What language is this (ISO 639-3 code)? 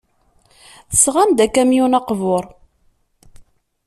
kab